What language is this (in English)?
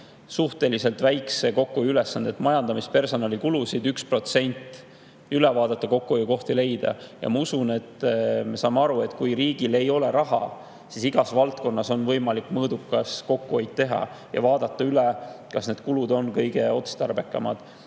Estonian